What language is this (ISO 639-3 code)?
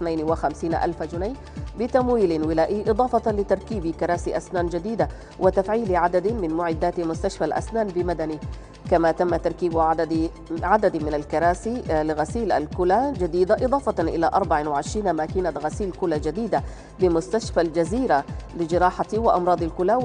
ara